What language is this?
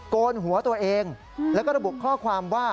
Thai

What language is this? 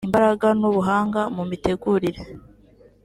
Kinyarwanda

